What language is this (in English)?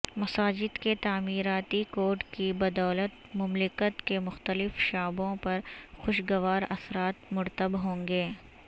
Urdu